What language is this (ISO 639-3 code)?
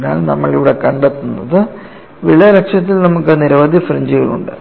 mal